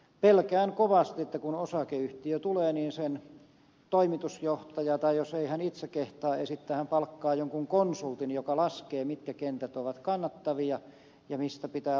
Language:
Finnish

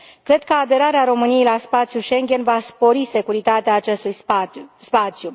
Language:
Romanian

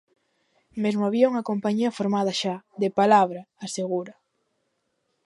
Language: Galician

